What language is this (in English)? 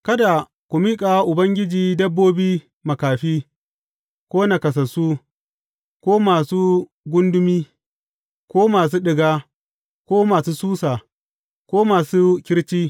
Hausa